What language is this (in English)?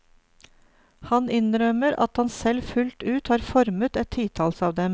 Norwegian